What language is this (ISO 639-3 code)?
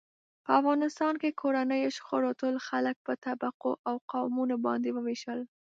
pus